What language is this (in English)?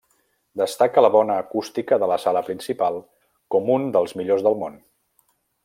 Catalan